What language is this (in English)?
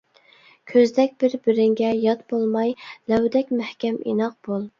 Uyghur